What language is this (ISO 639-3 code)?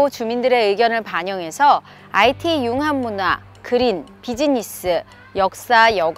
kor